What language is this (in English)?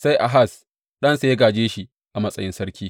Hausa